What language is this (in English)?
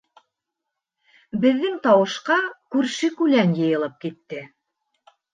Bashkir